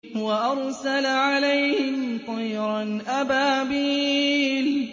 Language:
Arabic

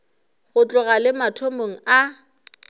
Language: Northern Sotho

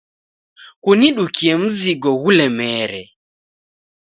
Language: Taita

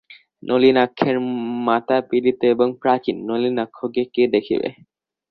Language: Bangla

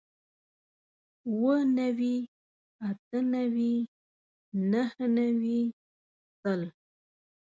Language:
Pashto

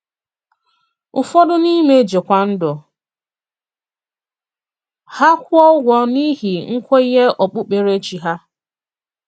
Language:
Igbo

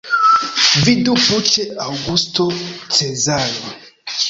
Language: Esperanto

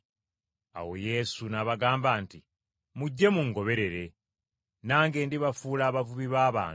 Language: Ganda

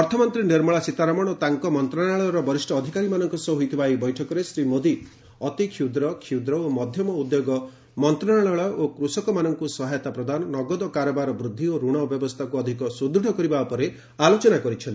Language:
Odia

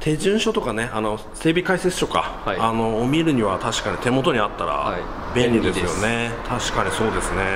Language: Japanese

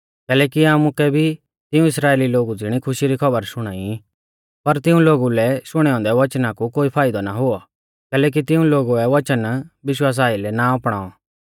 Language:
Mahasu Pahari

